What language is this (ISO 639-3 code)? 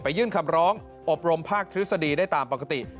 tha